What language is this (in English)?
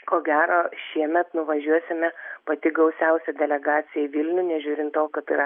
Lithuanian